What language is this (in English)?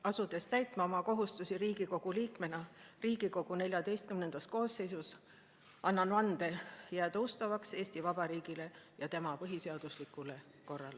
Estonian